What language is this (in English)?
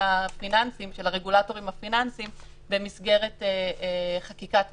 Hebrew